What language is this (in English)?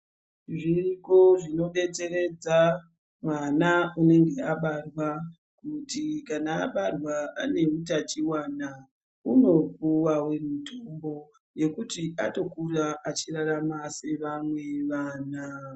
Ndau